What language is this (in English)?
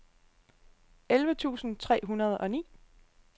Danish